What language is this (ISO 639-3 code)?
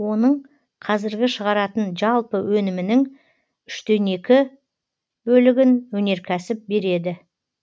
kaz